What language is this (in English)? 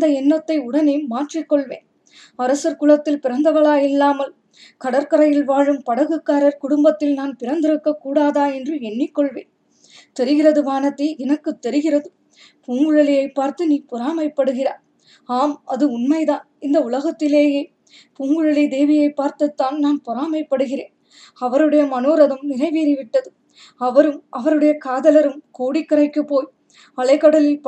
Tamil